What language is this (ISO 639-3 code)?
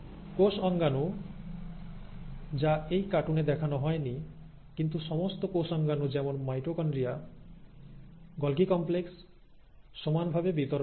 ben